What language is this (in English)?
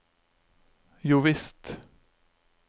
Norwegian